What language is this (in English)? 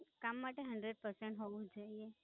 Gujarati